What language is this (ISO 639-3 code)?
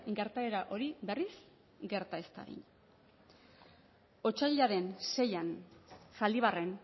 eus